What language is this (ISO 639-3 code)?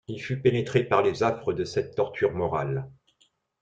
fra